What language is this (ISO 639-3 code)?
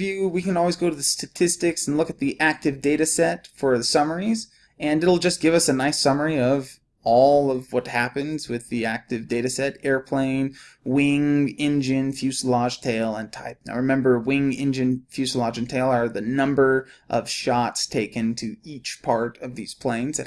eng